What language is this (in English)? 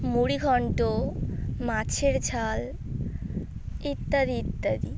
Bangla